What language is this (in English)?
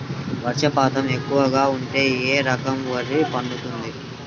Telugu